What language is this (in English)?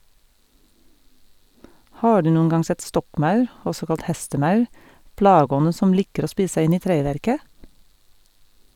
Norwegian